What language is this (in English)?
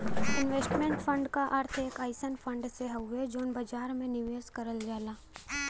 Bhojpuri